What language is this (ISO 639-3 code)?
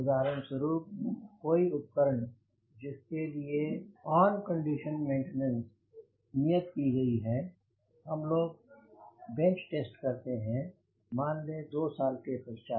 hin